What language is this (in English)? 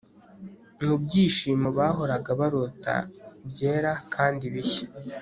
Kinyarwanda